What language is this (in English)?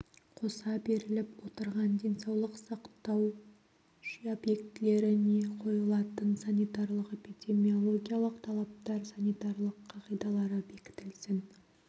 Kazakh